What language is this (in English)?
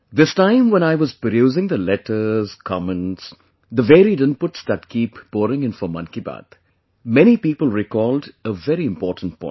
English